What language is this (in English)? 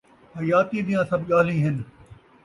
Saraiki